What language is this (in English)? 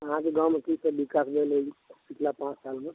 Maithili